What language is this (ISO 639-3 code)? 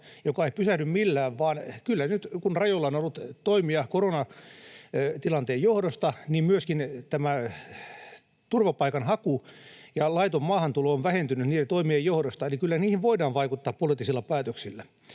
fin